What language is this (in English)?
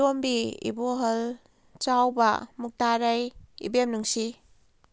Manipuri